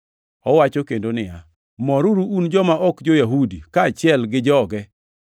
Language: Luo (Kenya and Tanzania)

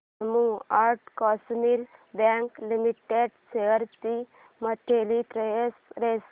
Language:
Marathi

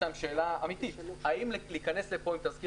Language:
Hebrew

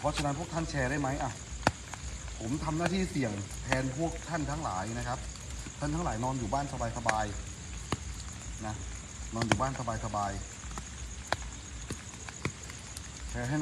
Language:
Thai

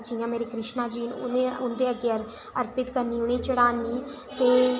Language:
Dogri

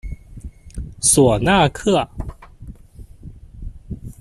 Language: Chinese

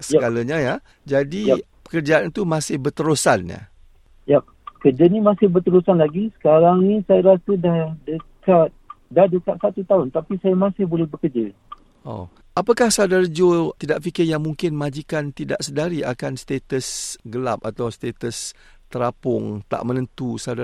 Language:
Malay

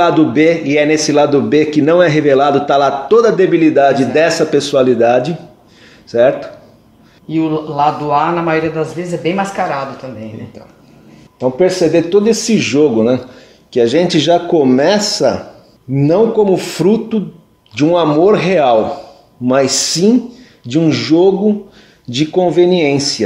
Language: Portuguese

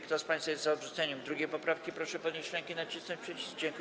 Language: Polish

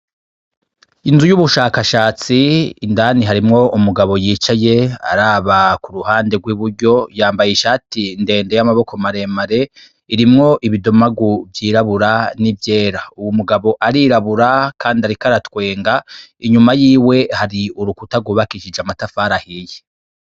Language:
Rundi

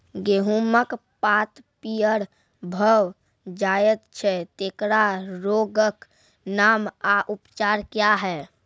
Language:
Maithili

